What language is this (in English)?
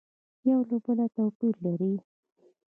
Pashto